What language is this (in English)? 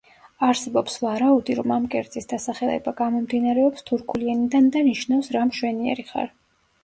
Georgian